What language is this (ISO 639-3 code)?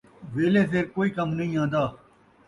skr